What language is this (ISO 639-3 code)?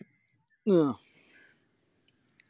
mal